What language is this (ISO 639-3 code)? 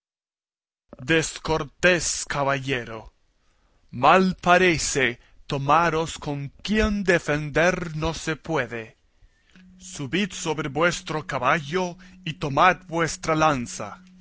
spa